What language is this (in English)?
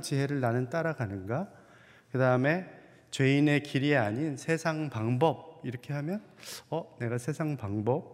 Korean